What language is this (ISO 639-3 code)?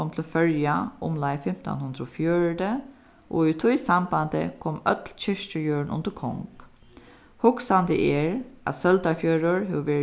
fao